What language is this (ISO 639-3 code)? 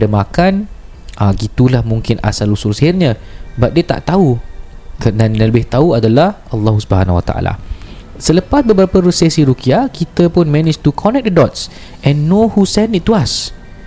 msa